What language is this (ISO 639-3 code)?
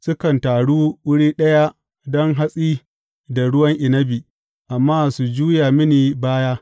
hau